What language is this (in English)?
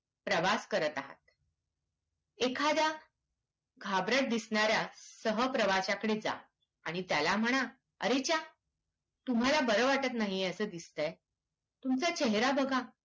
Marathi